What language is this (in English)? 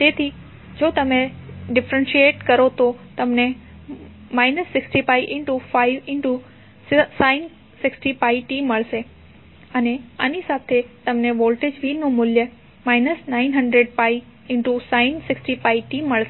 Gujarati